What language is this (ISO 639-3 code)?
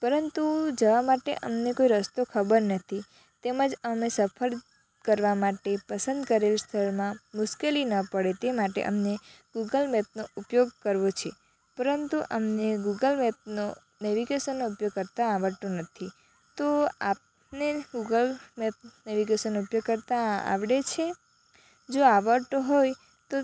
guj